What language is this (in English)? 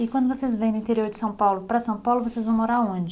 Portuguese